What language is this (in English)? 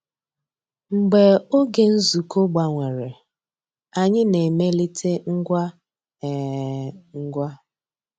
Igbo